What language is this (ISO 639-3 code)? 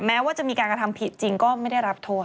tha